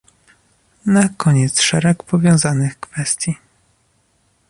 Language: Polish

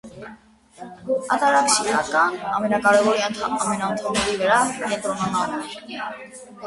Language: Armenian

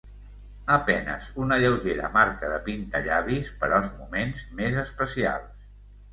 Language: Catalan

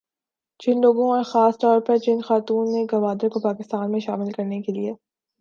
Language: Urdu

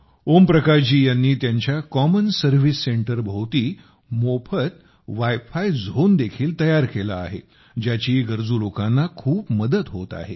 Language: Marathi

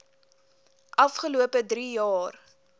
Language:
Afrikaans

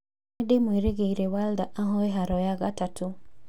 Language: Kikuyu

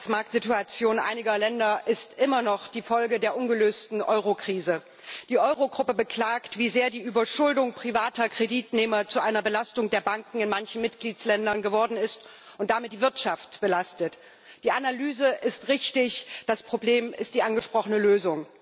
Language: German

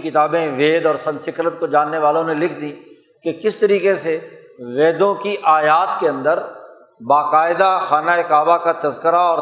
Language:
Urdu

